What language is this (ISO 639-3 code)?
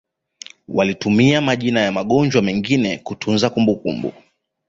swa